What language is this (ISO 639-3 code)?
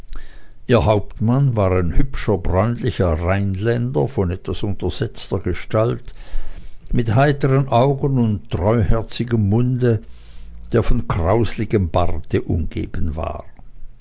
deu